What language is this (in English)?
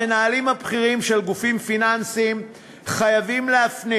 Hebrew